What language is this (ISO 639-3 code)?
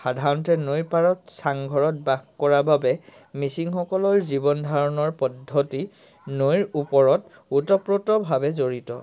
asm